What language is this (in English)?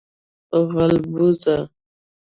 Pashto